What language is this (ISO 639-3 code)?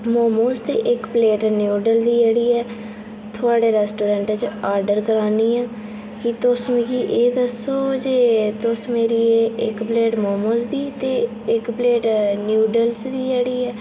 doi